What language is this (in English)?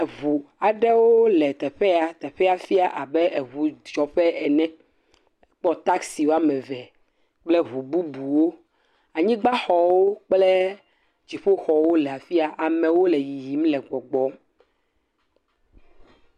Ewe